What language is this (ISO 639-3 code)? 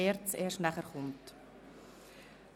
gsw